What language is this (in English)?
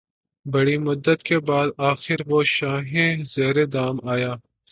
Urdu